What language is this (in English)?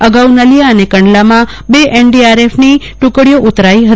Gujarati